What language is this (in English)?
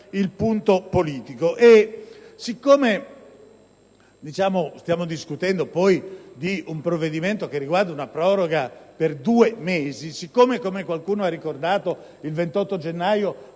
Italian